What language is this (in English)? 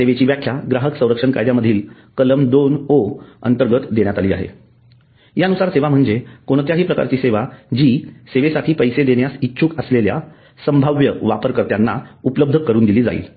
Marathi